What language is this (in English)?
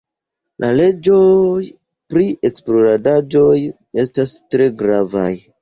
Esperanto